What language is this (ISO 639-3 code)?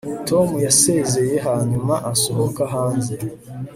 kin